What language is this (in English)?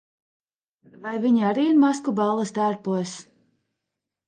Latvian